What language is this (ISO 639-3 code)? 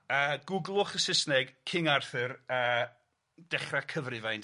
cym